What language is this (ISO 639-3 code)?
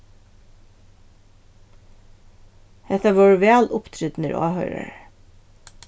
fao